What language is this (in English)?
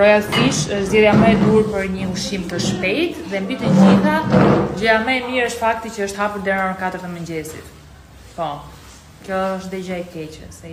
Romanian